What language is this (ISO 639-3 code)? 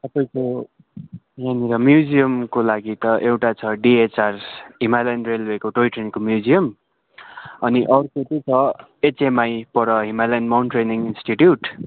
nep